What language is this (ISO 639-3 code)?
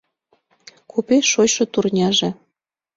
chm